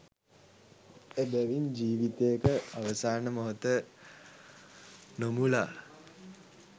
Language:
Sinhala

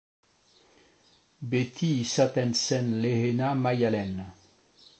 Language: Basque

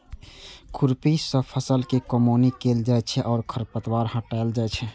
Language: Maithili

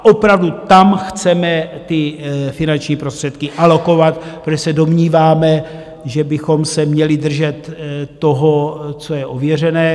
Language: Czech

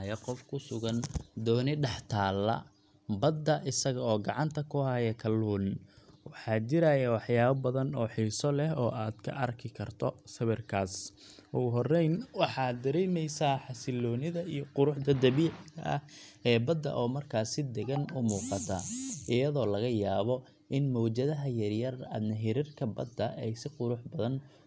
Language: Somali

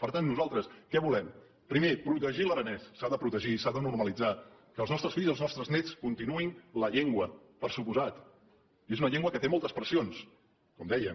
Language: Catalan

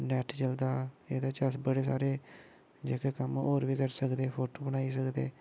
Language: Dogri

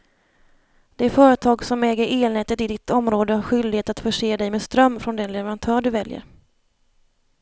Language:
Swedish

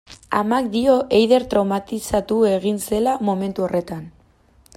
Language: Basque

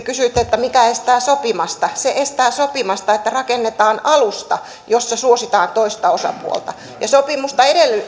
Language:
Finnish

